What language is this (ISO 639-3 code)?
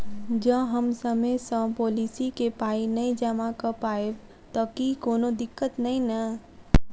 mai